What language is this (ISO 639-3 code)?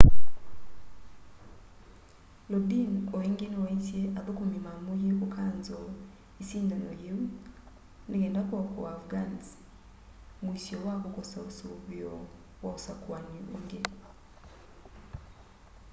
kam